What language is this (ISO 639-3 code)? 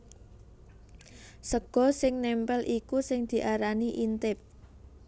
jav